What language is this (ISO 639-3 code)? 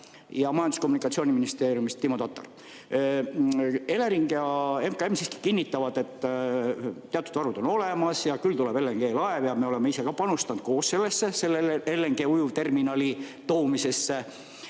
est